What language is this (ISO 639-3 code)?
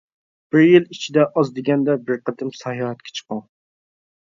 uig